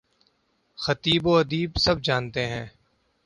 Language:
Urdu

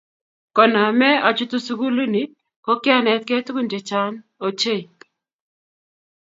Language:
Kalenjin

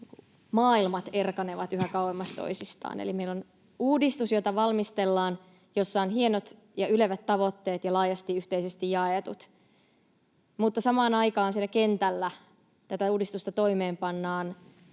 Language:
Finnish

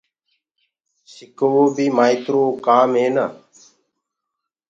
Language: Gurgula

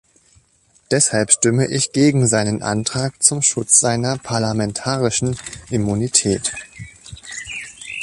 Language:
German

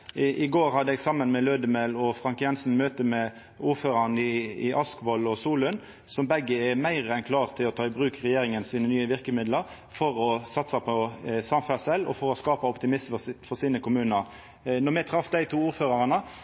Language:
Norwegian Nynorsk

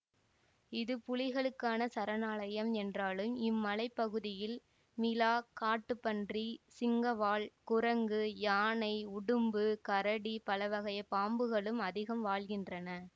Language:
Tamil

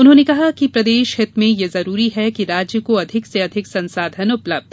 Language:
Hindi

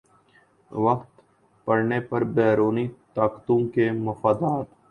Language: Urdu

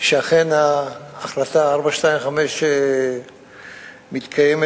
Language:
Hebrew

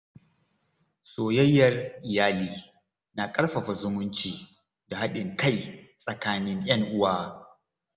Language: Hausa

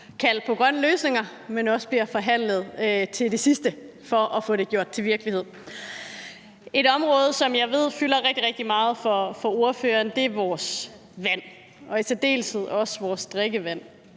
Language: Danish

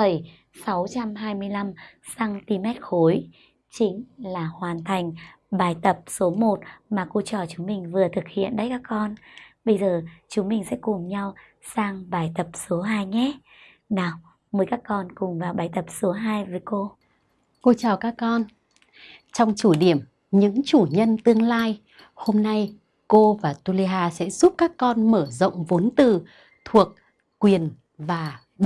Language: Vietnamese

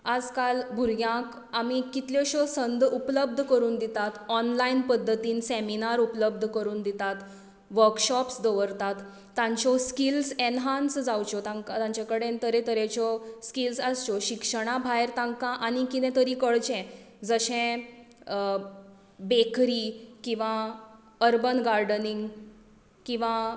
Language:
Konkani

